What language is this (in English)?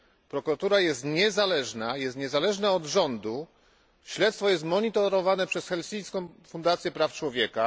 Polish